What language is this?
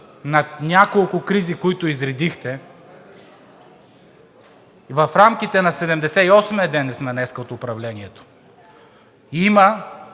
Bulgarian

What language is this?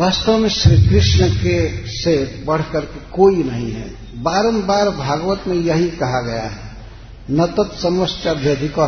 Hindi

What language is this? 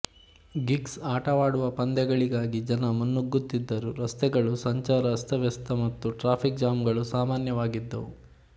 Kannada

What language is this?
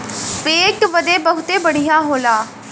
Bhojpuri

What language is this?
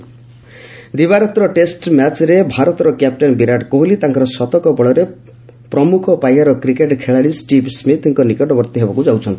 Odia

